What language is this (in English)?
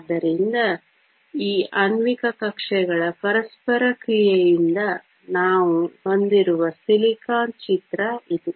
Kannada